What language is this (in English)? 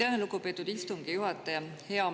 Estonian